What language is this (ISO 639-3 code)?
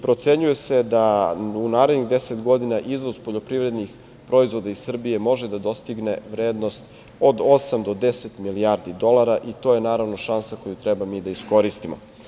srp